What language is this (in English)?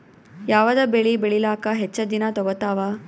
Kannada